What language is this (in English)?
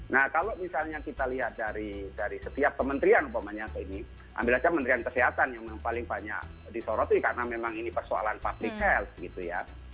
Indonesian